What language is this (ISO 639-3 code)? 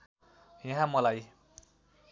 nep